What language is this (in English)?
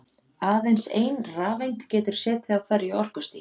Icelandic